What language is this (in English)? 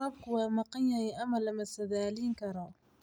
Somali